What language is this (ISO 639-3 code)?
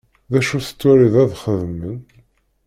kab